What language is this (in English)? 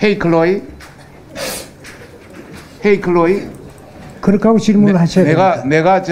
Korean